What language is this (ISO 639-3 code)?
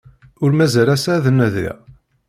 kab